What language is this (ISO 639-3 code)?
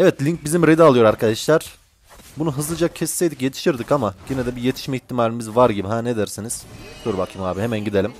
tur